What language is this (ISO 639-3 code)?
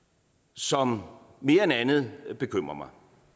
dan